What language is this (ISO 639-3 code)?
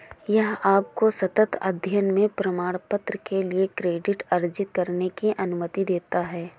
hin